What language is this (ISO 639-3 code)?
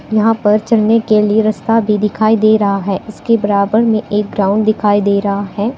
hin